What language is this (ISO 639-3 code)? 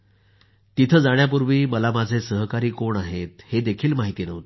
mar